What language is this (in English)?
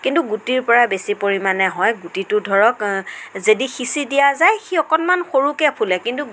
Assamese